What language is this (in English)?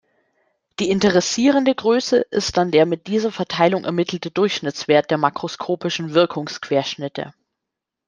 German